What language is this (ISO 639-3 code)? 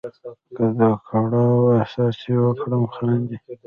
pus